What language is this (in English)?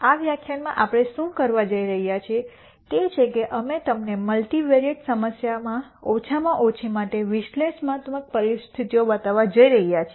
Gujarati